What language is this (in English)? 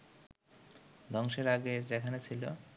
Bangla